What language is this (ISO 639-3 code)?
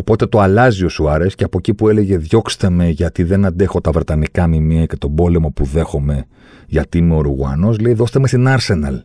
ell